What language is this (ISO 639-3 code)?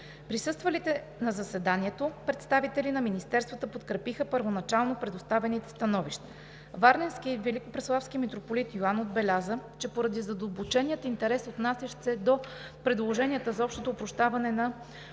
bul